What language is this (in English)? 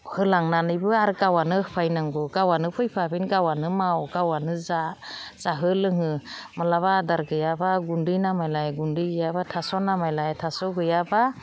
Bodo